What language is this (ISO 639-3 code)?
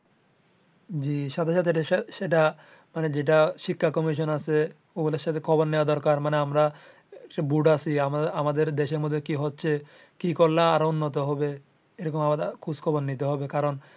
ben